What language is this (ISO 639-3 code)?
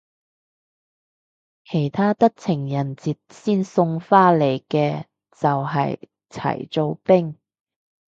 yue